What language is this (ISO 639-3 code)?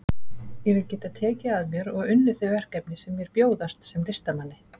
isl